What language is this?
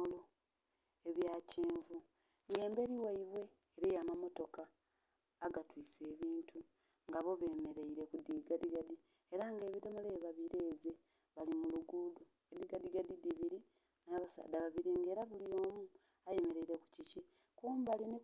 Soga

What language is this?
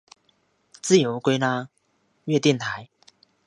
Chinese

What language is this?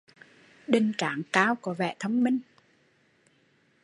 Vietnamese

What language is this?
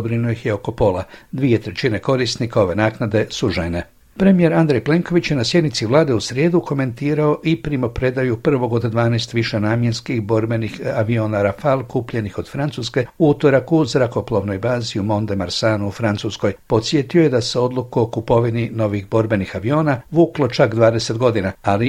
Croatian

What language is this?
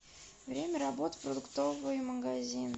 Russian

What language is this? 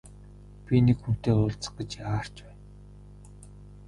Mongolian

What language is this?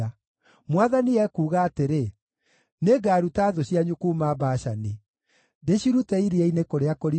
Kikuyu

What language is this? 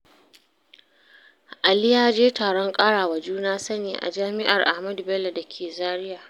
Hausa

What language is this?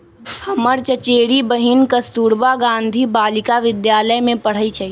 Magahi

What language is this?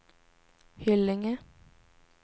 Swedish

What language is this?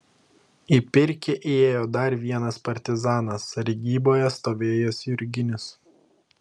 Lithuanian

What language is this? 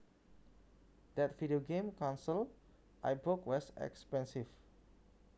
Javanese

